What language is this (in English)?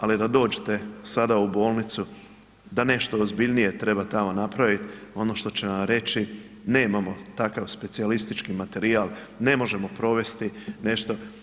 Croatian